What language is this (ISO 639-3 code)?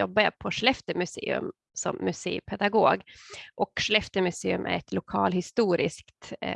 swe